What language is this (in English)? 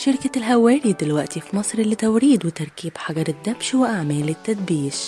Arabic